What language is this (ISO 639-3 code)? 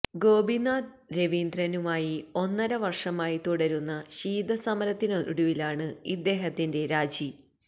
mal